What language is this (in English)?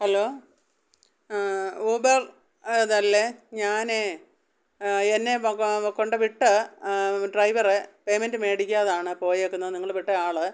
Malayalam